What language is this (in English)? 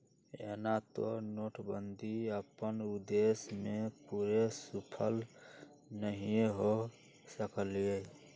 Magahi